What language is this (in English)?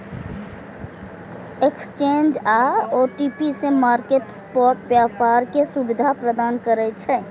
Maithili